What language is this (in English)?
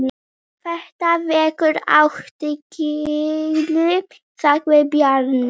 Icelandic